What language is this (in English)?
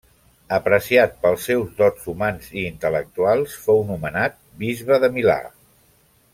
Catalan